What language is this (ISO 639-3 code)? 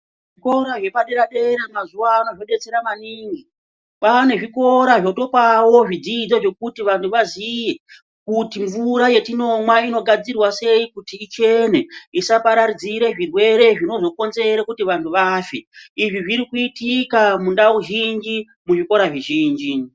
ndc